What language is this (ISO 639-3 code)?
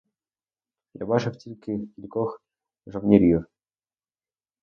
ukr